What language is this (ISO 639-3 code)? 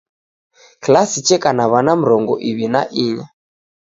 dav